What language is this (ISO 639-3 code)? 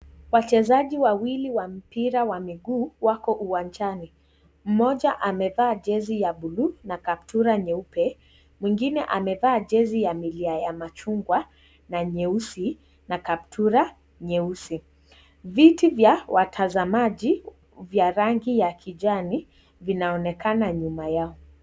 swa